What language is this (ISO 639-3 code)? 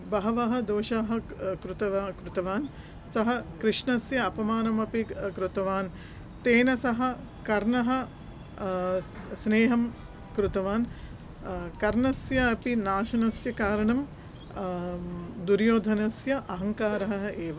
san